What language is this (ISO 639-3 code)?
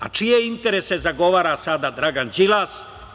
srp